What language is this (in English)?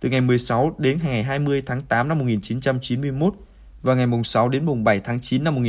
Vietnamese